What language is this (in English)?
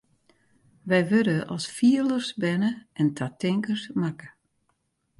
Western Frisian